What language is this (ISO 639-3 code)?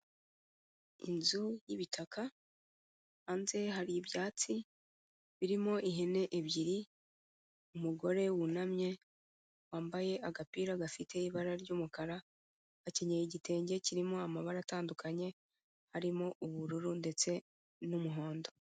kin